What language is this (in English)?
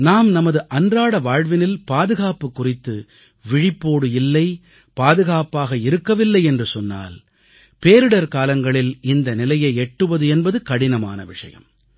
Tamil